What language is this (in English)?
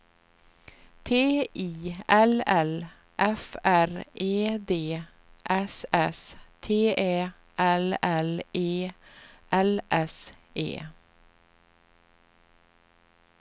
Swedish